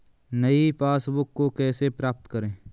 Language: Hindi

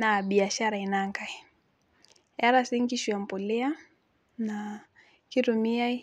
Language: Masai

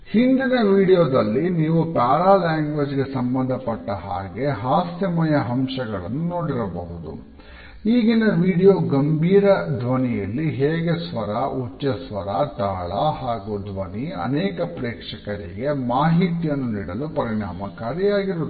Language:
Kannada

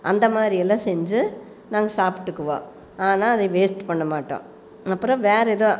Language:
Tamil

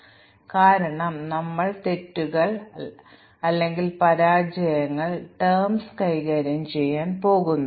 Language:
Malayalam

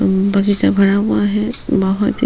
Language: Hindi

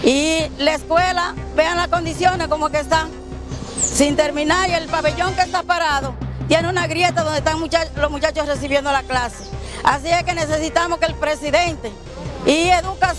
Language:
Spanish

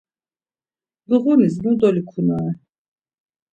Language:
Laz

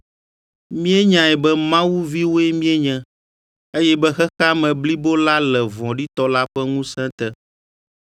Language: Ewe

